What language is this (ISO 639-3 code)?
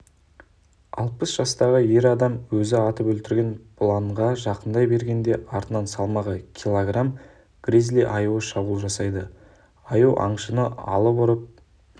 kaz